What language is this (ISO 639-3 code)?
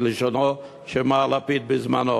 heb